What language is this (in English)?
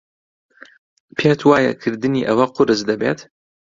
Central Kurdish